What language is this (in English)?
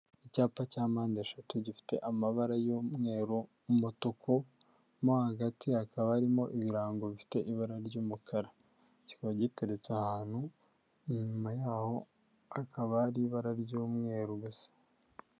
Kinyarwanda